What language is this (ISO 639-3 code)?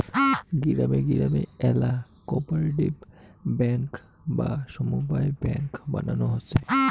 ben